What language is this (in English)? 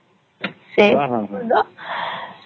Odia